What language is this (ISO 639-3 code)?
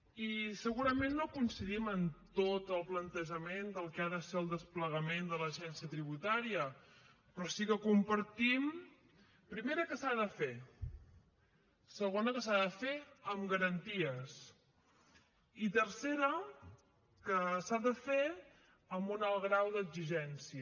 cat